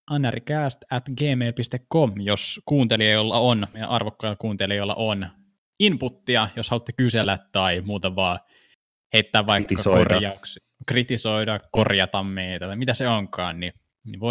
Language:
Finnish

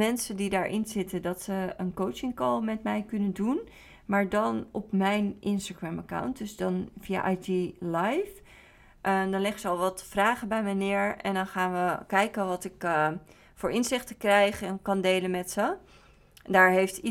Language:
Dutch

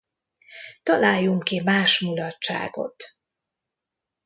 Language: Hungarian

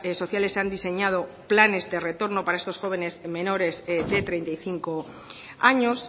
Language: Spanish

